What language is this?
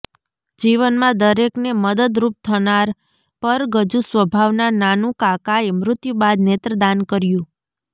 Gujarati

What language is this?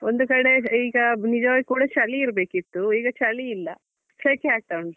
Kannada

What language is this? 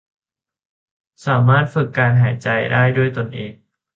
Thai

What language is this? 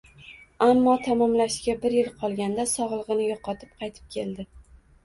Uzbek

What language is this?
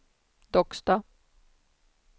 Swedish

